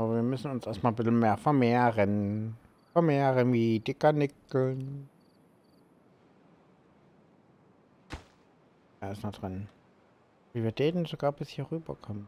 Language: German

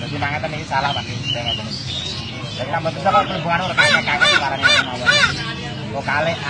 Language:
Thai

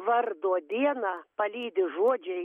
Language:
Lithuanian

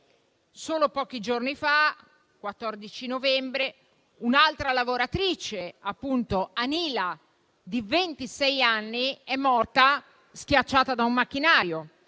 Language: Italian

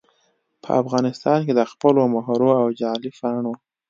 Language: Pashto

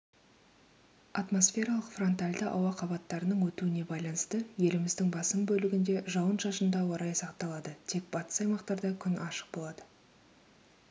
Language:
Kazakh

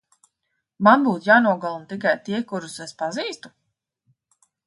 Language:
Latvian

